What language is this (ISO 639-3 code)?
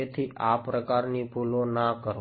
guj